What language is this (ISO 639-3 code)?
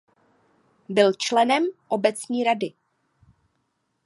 ces